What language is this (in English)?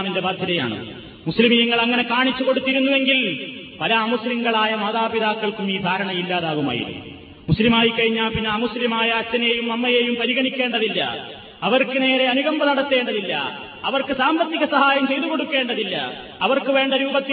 Malayalam